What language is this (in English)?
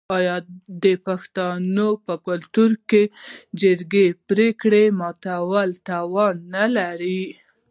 Pashto